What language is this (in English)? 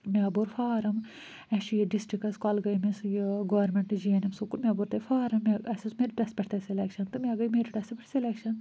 Kashmiri